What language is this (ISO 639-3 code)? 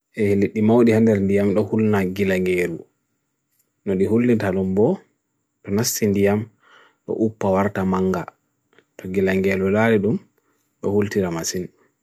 fui